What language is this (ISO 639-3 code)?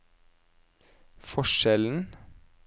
nor